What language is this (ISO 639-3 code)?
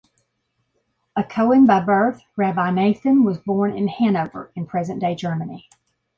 eng